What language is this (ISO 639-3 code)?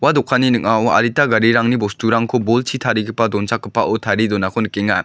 grt